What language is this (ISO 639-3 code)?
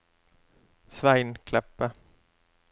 nor